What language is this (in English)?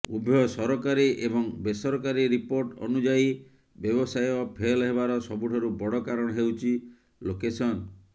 Odia